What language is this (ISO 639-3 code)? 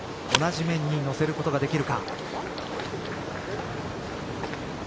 jpn